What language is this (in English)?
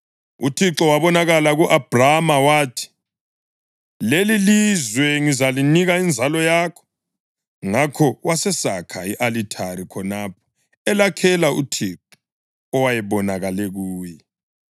North Ndebele